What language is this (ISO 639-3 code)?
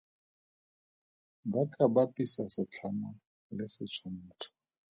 tsn